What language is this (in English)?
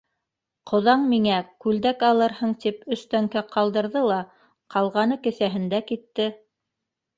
Bashkir